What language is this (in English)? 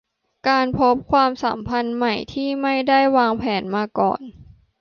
Thai